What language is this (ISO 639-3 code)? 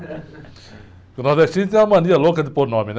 por